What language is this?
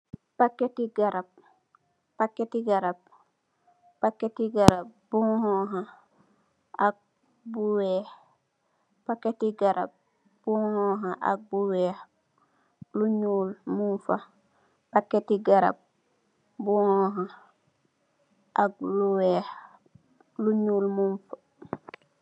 Wolof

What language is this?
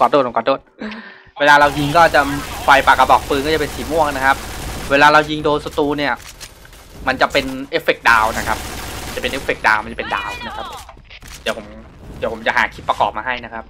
Thai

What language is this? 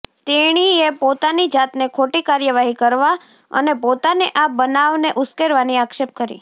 Gujarati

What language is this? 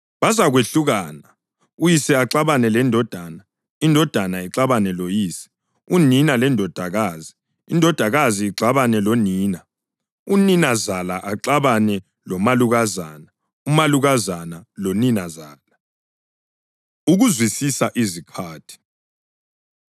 North Ndebele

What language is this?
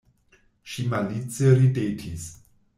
Esperanto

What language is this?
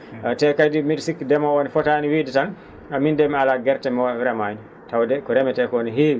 Fula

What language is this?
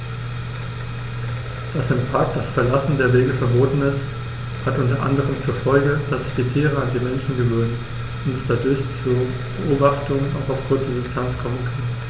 German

